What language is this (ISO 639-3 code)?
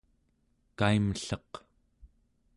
esu